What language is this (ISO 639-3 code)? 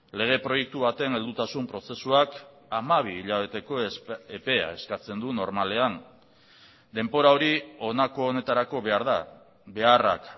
eus